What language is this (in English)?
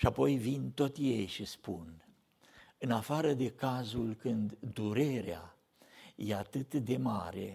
Romanian